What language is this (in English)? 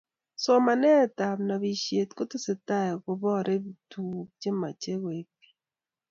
Kalenjin